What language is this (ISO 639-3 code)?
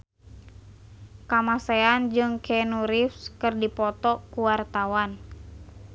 sun